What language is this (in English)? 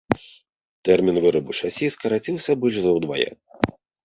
Belarusian